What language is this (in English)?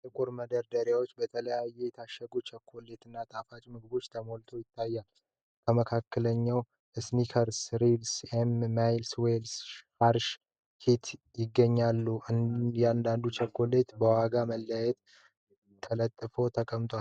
Amharic